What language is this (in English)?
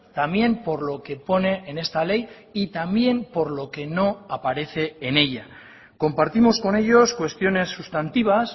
Spanish